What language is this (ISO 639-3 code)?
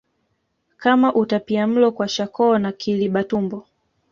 swa